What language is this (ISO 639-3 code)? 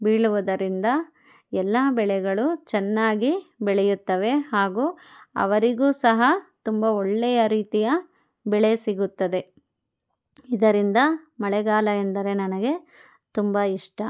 kan